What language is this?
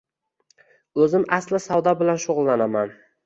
Uzbek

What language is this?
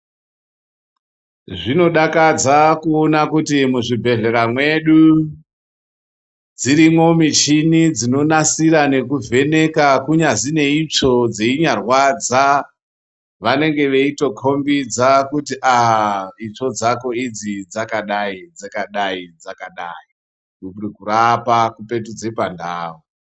Ndau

